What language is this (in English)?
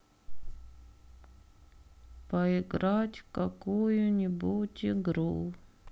Russian